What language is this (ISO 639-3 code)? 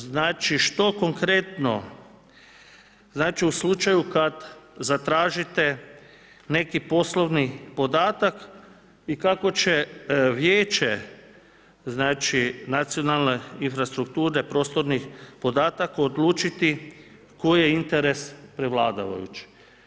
hrv